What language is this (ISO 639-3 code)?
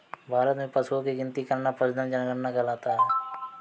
hin